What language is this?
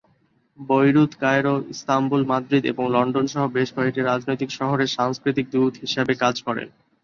Bangla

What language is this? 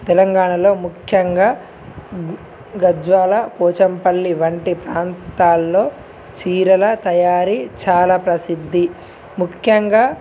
Telugu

